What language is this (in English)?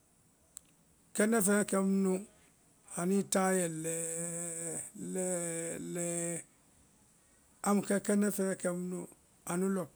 Vai